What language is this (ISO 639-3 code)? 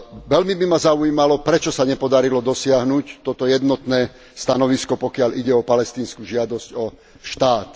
slk